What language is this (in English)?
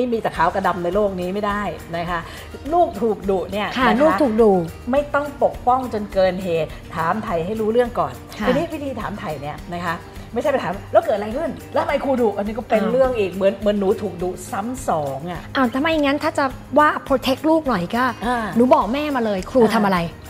Thai